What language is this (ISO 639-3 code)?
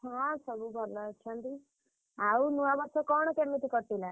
ori